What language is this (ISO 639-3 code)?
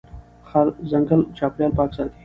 pus